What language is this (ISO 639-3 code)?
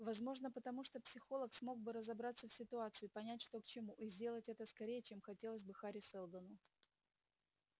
rus